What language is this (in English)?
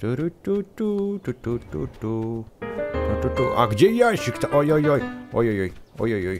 Russian